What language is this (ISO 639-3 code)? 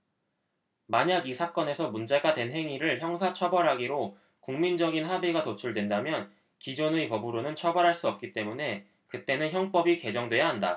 kor